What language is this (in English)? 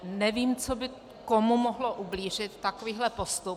Czech